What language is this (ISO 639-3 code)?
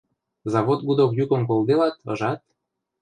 mrj